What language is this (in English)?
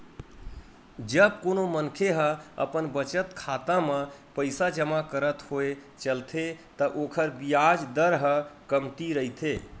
Chhattisgarhi